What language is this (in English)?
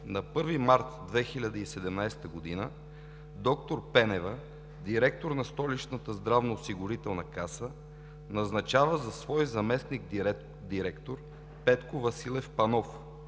Bulgarian